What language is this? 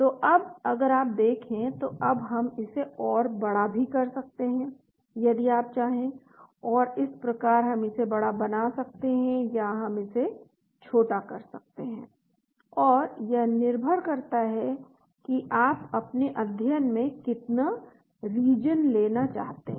Hindi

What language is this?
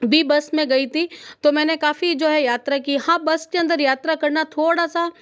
Hindi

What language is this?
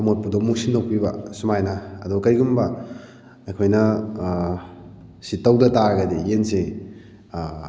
Manipuri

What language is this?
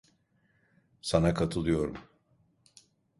Turkish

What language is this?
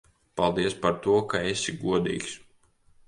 Latvian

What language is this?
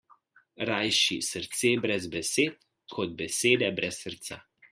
Slovenian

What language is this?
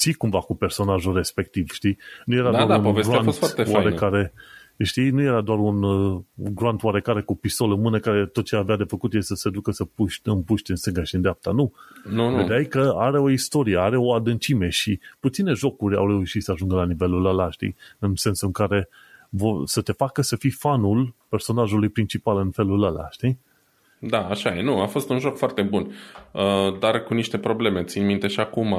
Romanian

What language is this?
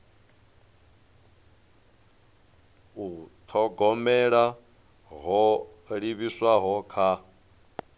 Venda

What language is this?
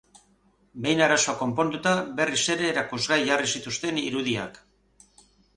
Basque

